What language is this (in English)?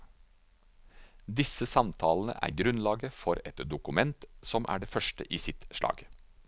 Norwegian